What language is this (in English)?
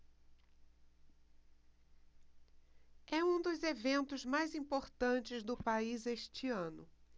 Portuguese